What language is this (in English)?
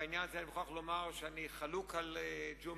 Hebrew